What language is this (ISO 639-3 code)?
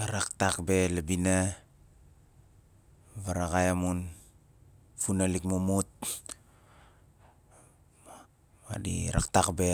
nal